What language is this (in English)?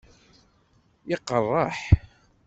Kabyle